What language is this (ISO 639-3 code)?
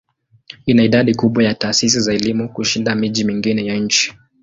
swa